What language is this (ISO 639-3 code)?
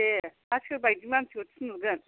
brx